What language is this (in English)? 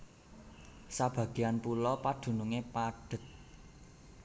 Javanese